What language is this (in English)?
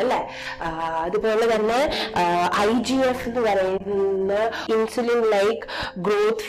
Malayalam